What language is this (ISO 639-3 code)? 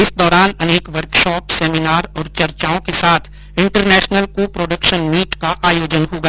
hin